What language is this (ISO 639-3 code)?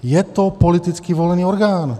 ces